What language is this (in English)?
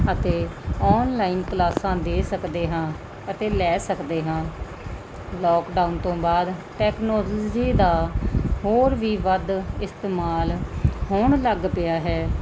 Punjabi